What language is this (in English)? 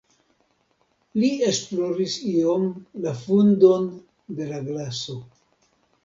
Esperanto